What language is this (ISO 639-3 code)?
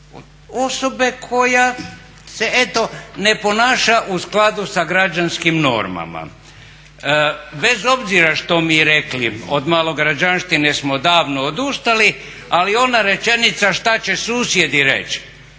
hrv